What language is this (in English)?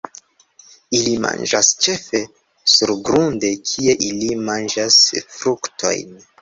Esperanto